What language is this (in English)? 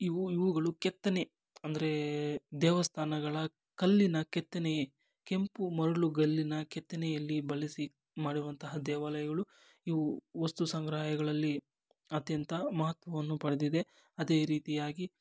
Kannada